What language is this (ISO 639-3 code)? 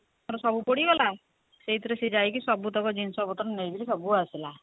ori